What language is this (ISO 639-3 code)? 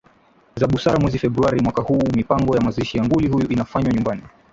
swa